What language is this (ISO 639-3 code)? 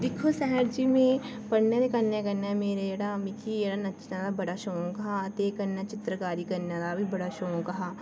doi